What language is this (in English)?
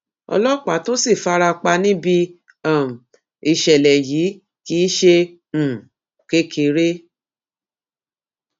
Yoruba